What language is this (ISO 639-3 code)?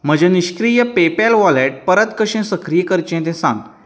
kok